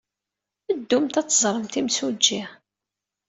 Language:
Kabyle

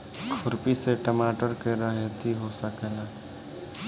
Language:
Bhojpuri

